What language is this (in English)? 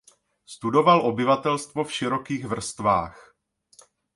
Czech